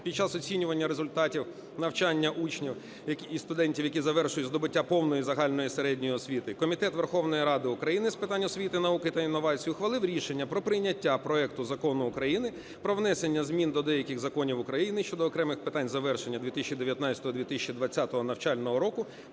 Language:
Ukrainian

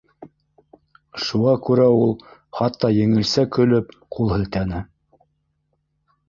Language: Bashkir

